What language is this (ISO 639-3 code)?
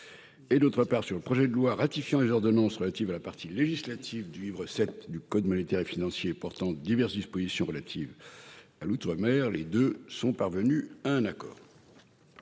fra